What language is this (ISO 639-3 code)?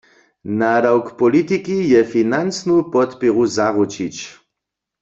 hsb